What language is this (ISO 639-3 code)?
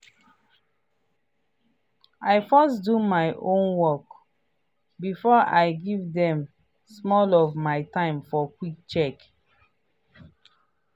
pcm